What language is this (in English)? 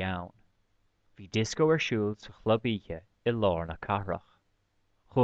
Irish